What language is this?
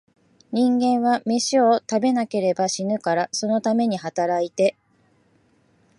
Japanese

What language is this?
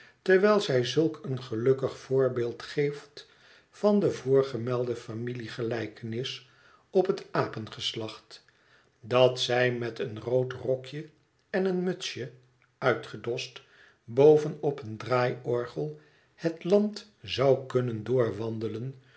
Dutch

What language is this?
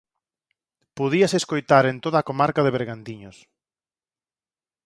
Galician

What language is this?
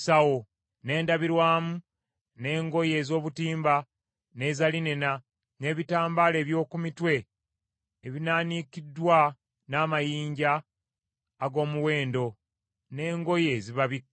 Ganda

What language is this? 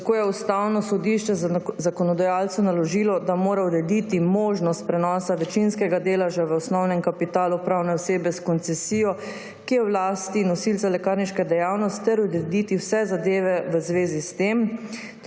Slovenian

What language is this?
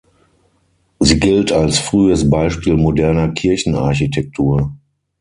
German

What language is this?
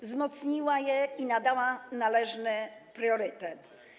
Polish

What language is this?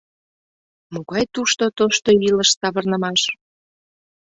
Mari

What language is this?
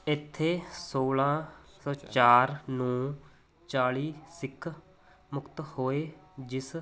Punjabi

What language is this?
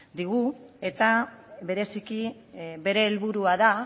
Basque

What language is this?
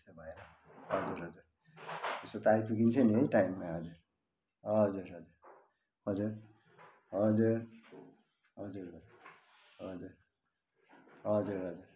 Nepali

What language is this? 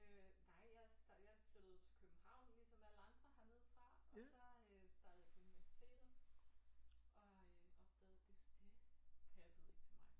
Danish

